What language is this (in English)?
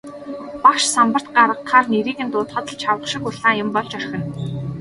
Mongolian